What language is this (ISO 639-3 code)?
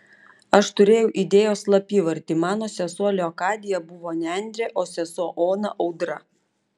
lit